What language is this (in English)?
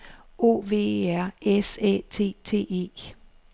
Danish